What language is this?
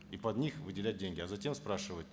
Kazakh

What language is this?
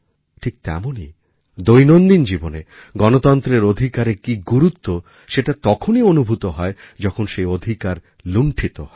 Bangla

